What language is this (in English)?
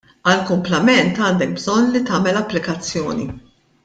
Maltese